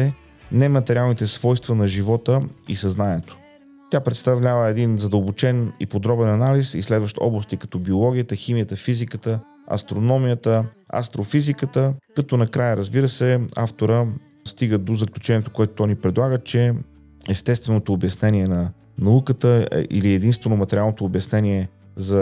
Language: Bulgarian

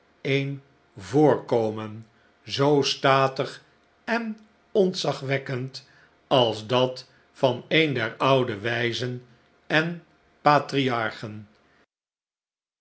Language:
Dutch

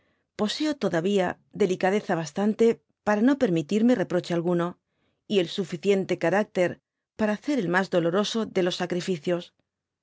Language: Spanish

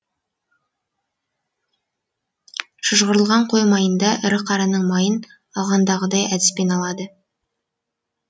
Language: Kazakh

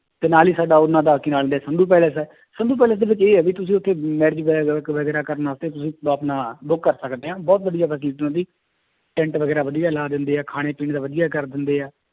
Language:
Punjabi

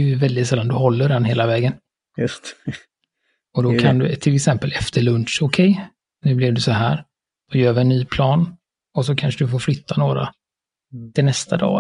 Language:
Swedish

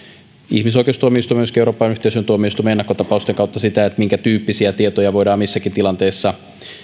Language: Finnish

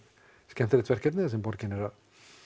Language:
Icelandic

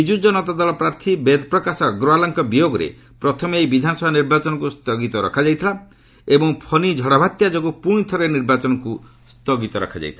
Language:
Odia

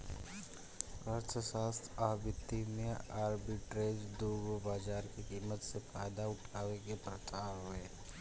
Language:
Bhojpuri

